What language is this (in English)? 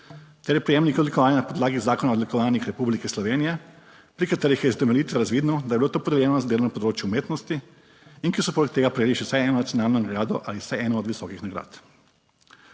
Slovenian